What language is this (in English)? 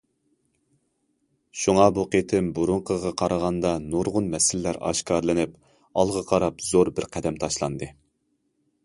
Uyghur